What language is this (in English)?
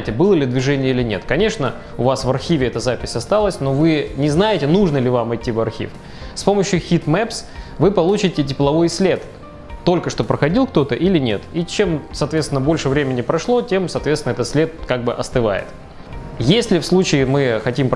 Russian